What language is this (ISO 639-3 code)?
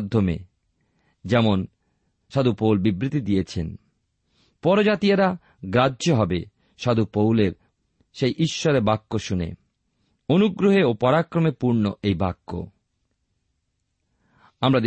ben